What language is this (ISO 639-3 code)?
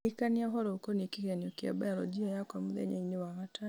kik